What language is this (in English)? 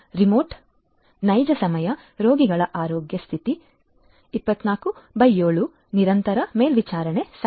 Kannada